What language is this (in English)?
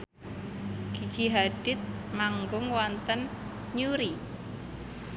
Javanese